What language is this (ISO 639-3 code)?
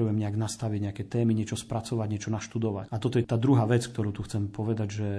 slk